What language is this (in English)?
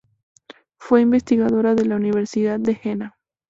Spanish